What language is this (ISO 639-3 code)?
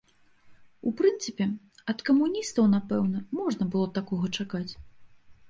bel